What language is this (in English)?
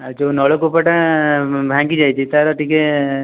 Odia